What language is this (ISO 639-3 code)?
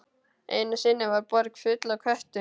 isl